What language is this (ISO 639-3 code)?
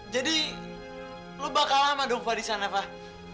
ind